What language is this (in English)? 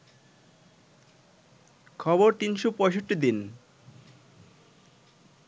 Bangla